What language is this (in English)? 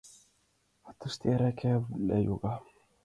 Mari